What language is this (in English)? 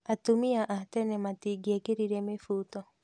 Kikuyu